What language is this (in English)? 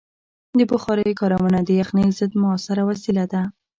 Pashto